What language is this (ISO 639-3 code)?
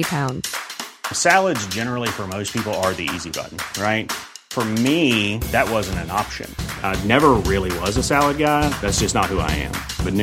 deu